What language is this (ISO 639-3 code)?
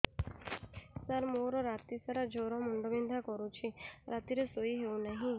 ori